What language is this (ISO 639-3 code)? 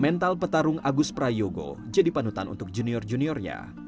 ind